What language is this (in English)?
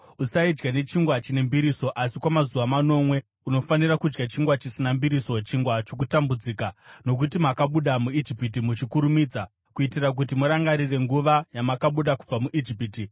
Shona